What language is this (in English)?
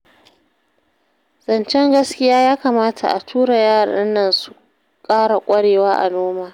Hausa